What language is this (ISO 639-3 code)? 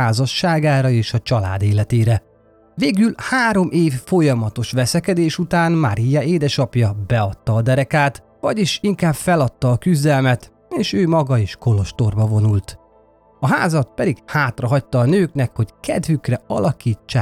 hun